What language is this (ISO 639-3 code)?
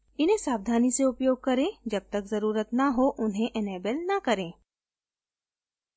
hin